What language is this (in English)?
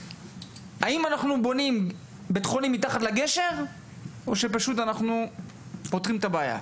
Hebrew